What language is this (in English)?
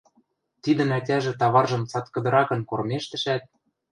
Western Mari